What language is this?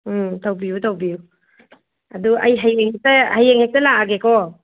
Manipuri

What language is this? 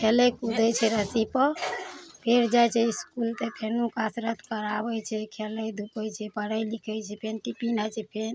Maithili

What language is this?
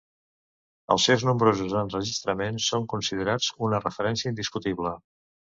Catalan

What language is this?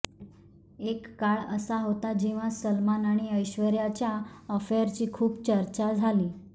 Marathi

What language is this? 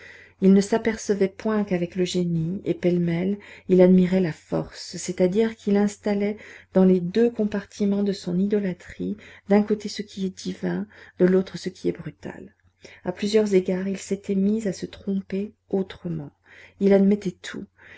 French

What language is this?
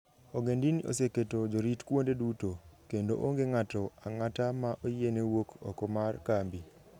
Luo (Kenya and Tanzania)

